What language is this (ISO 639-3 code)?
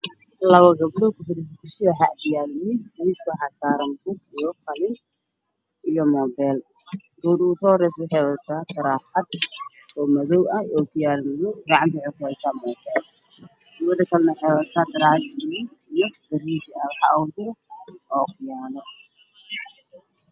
som